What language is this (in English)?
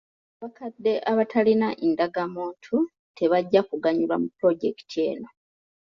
Ganda